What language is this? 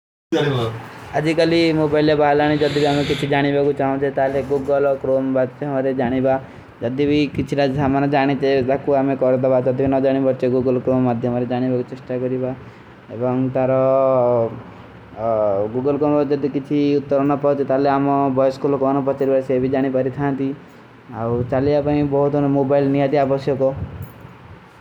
Kui (India)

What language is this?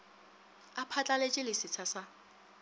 Northern Sotho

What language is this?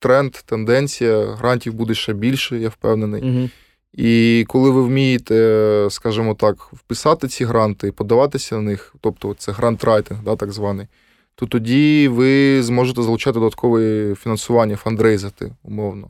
Ukrainian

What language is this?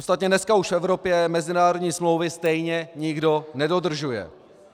Czech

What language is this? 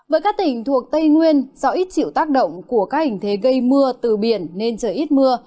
Vietnamese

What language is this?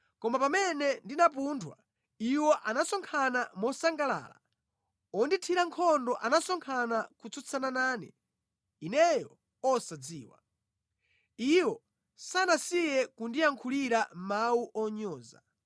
Nyanja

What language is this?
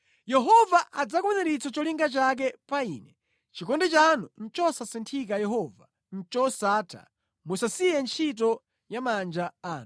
Nyanja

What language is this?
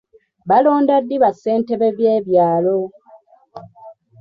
Ganda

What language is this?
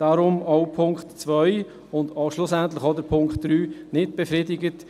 Swiss German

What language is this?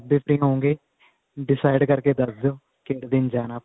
Punjabi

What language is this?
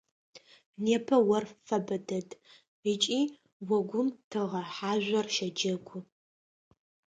Adyghe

